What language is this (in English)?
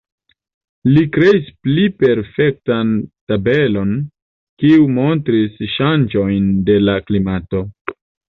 Esperanto